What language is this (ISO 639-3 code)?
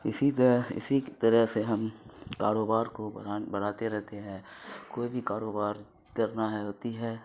urd